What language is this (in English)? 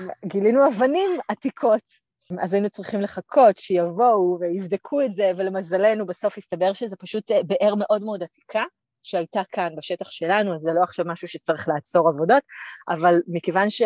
Hebrew